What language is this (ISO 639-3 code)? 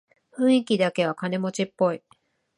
jpn